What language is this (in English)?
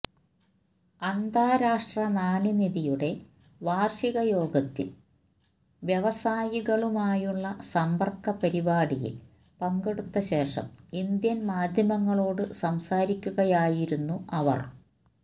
Malayalam